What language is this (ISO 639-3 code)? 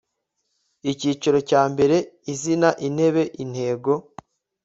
kin